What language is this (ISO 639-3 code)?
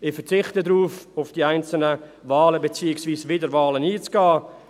gsw